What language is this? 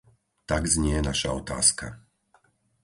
Slovak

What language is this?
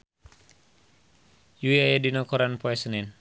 Sundanese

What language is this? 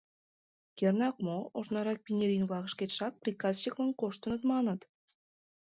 Mari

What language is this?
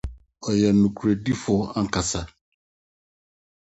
Akan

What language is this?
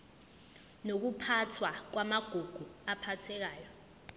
Zulu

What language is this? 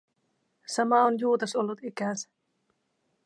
Finnish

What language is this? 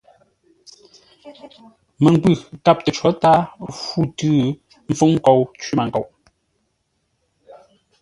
Ngombale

